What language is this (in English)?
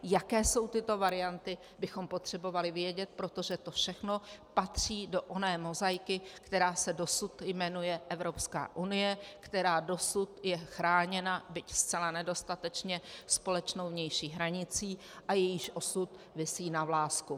Czech